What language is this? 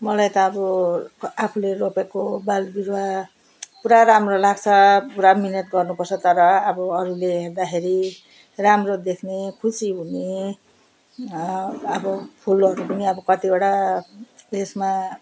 Nepali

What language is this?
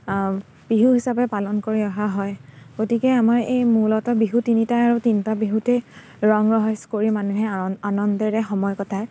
Assamese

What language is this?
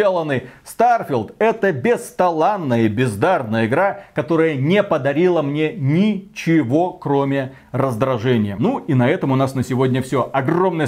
Russian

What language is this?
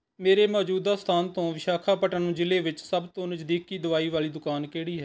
Punjabi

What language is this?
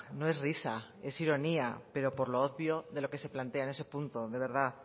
Spanish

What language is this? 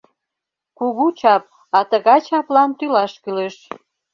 Mari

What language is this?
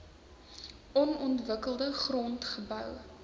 Afrikaans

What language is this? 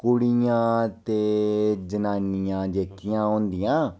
Dogri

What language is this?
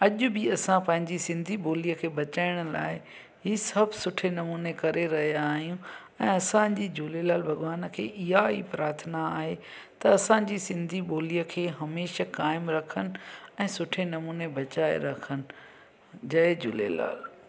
Sindhi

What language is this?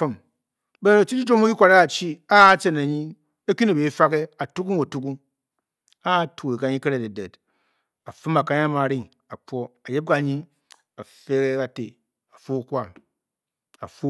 Bokyi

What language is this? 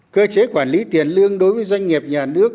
Vietnamese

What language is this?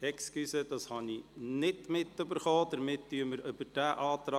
Swiss German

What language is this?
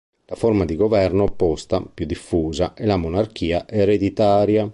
Italian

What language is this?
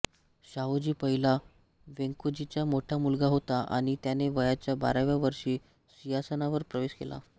Marathi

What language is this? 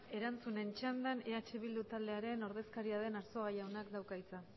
Basque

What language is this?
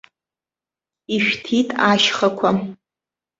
Abkhazian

